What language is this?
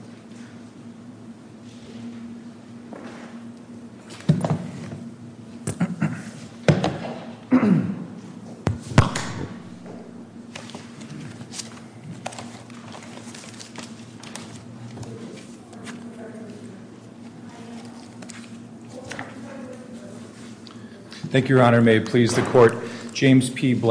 English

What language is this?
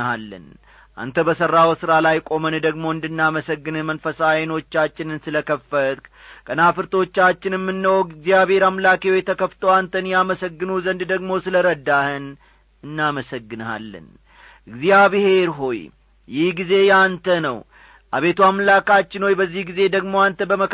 Amharic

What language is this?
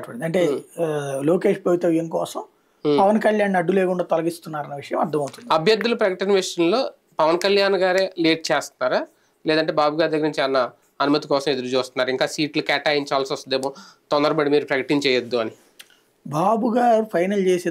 Telugu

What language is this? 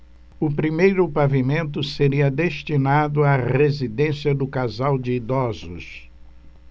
Portuguese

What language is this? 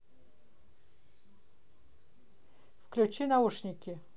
Russian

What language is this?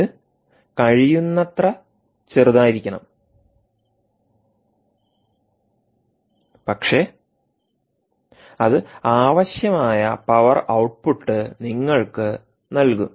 Malayalam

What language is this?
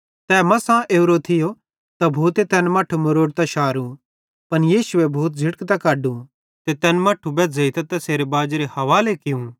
Bhadrawahi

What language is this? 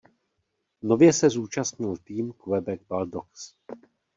Czech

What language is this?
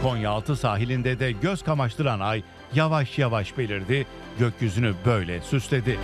Turkish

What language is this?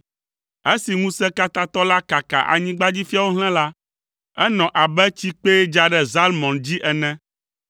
Ewe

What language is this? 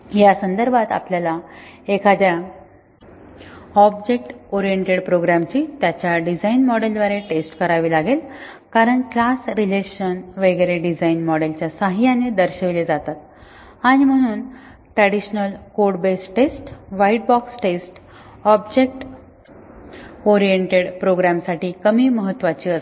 Marathi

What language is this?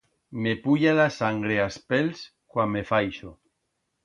Aragonese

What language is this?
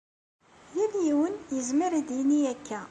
Kabyle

